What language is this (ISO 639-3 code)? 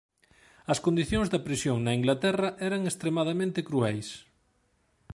glg